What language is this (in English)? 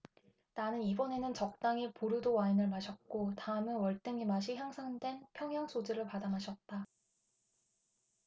Korean